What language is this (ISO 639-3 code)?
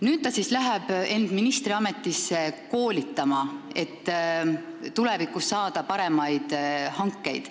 est